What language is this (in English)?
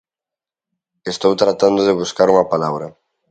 Galician